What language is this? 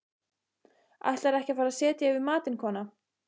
Icelandic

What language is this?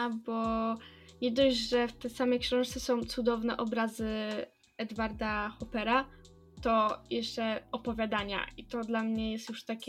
Polish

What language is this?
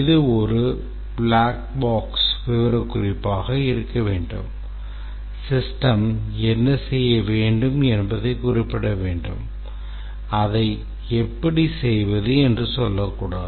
Tamil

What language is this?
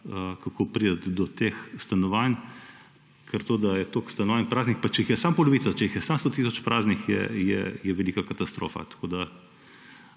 Slovenian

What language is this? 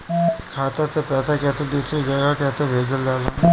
Bhojpuri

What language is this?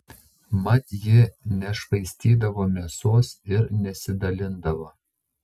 Lithuanian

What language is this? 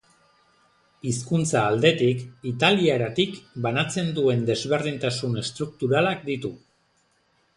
Basque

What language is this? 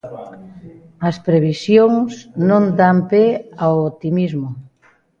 Galician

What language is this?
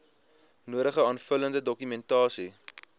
Afrikaans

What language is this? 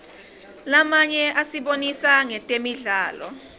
Swati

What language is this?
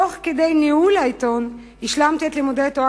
Hebrew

